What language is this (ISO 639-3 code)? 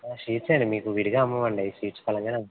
tel